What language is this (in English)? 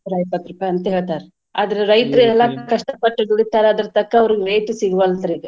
Kannada